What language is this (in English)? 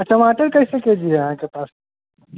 Maithili